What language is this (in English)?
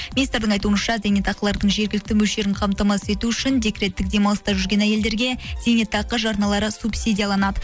Kazakh